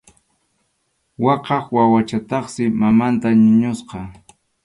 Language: Arequipa-La Unión Quechua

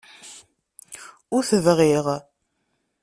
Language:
Kabyle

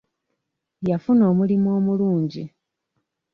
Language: Ganda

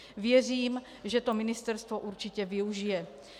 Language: Czech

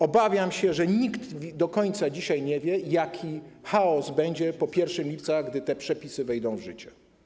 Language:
Polish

